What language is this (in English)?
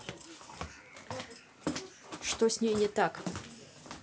Russian